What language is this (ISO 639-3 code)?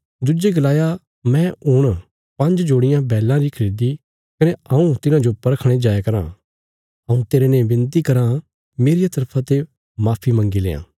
kfs